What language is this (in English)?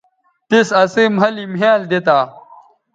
Bateri